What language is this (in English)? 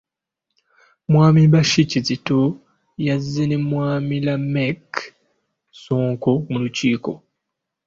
Ganda